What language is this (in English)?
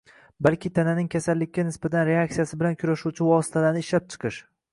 Uzbek